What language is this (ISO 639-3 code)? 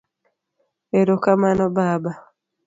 luo